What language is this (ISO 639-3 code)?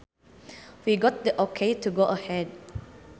sun